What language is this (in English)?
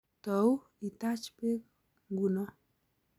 Kalenjin